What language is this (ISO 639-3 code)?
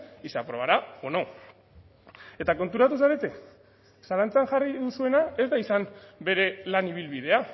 eus